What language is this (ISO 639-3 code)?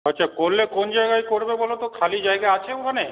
ben